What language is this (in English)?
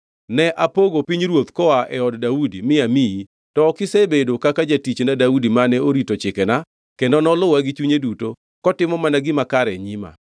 Luo (Kenya and Tanzania)